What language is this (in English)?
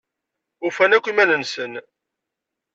Kabyle